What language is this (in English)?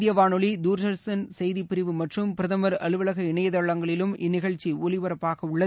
Tamil